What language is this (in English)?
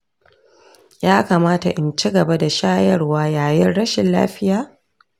Hausa